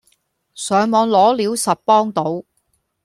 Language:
Cantonese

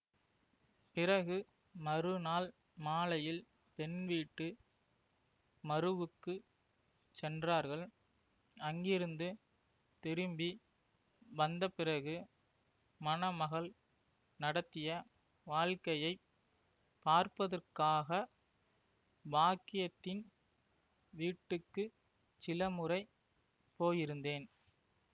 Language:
Tamil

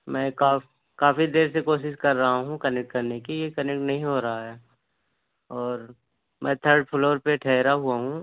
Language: Urdu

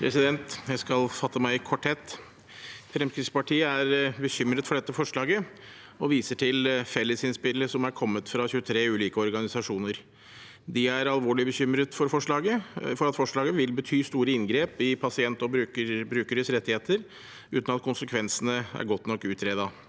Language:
Norwegian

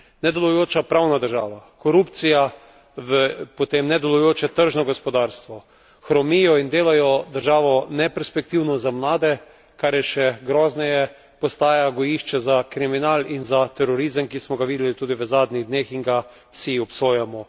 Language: Slovenian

